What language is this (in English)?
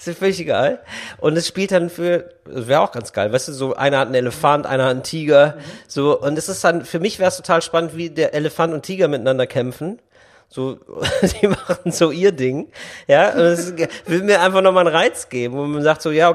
German